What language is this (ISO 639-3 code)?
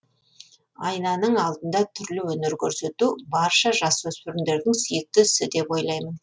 kaz